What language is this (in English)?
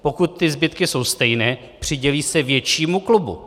Czech